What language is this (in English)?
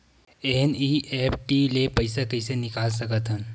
Chhattisgarhi